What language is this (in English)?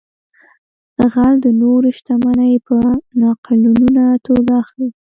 Pashto